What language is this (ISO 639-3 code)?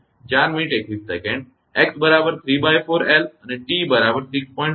guj